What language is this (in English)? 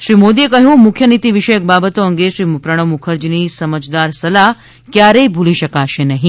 Gujarati